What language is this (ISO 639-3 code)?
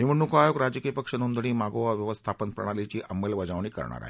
mar